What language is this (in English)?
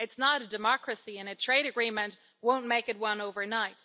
English